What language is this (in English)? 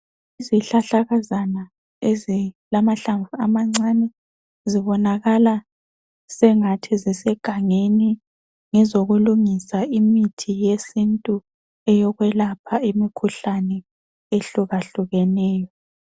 North Ndebele